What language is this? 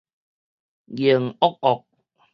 Min Nan Chinese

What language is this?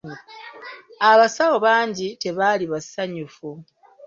Ganda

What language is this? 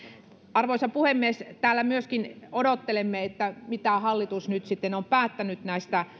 Finnish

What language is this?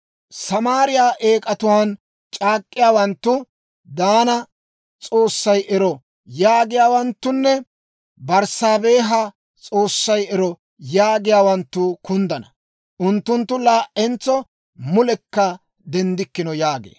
Dawro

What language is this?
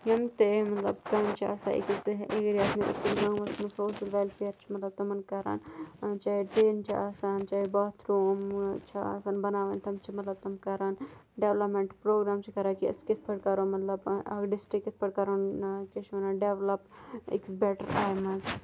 Kashmiri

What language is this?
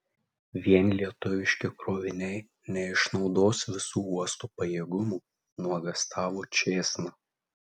Lithuanian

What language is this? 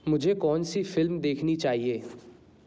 Hindi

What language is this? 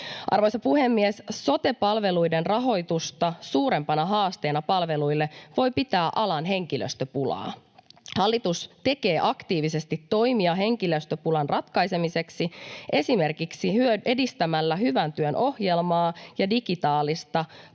Finnish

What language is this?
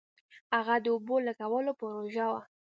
Pashto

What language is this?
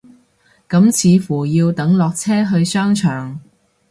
Cantonese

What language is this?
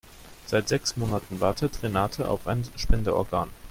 German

